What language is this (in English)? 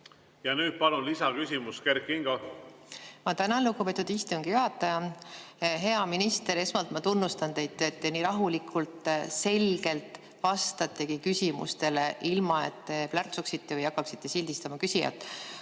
Estonian